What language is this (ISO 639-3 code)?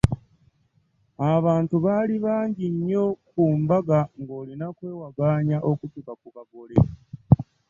lug